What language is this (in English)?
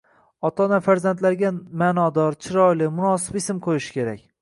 Uzbek